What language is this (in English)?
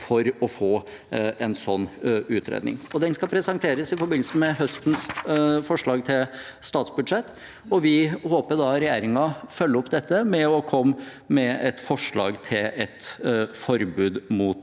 Norwegian